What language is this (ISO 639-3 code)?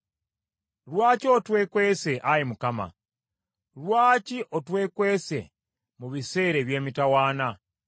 lug